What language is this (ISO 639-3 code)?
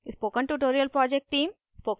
hin